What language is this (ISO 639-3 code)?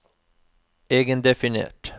nor